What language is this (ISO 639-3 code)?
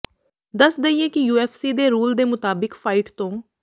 pan